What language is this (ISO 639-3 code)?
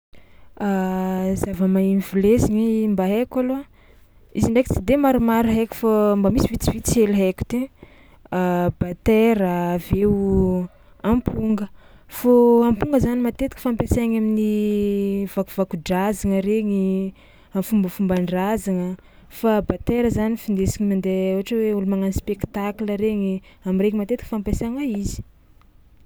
xmw